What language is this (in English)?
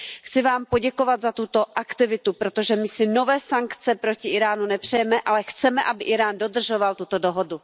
Czech